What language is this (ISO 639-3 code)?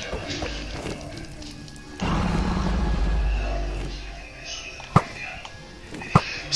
spa